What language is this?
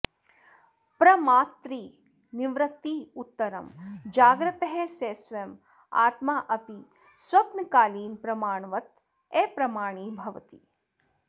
Sanskrit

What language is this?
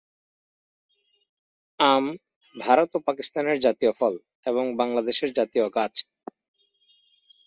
Bangla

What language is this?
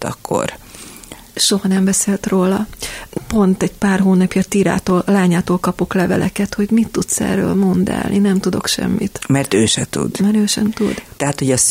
Hungarian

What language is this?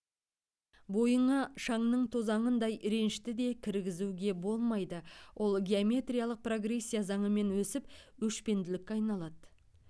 Kazakh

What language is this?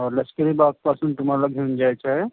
Marathi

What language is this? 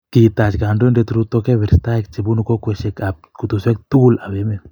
Kalenjin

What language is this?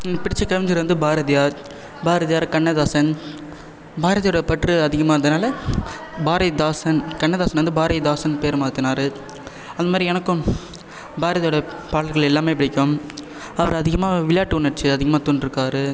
Tamil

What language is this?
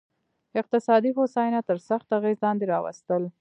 Pashto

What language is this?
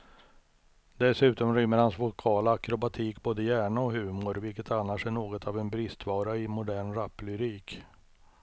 Swedish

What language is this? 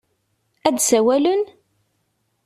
Kabyle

